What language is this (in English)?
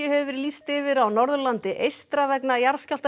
Icelandic